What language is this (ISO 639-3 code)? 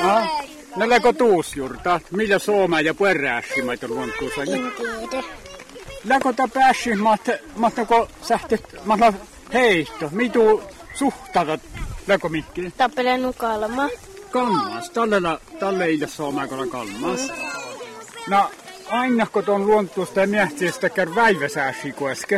fin